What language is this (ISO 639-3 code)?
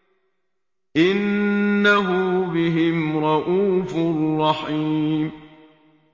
ara